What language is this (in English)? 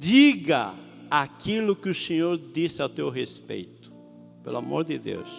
Portuguese